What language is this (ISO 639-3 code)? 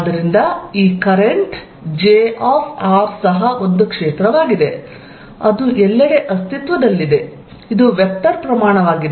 kan